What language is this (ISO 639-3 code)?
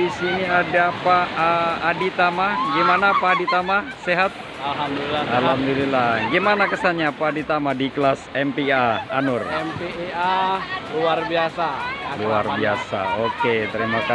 ind